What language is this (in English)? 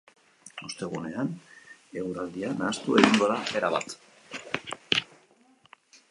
Basque